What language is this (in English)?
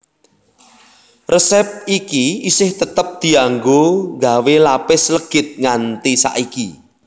Javanese